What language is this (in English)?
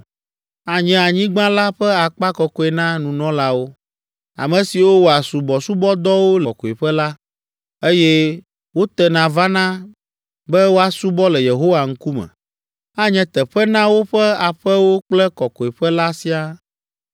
Ewe